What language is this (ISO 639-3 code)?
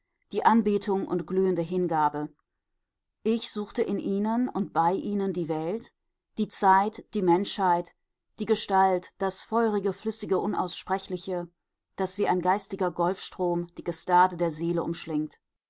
deu